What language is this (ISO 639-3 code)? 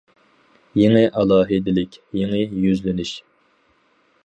uig